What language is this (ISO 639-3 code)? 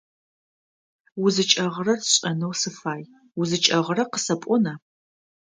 ady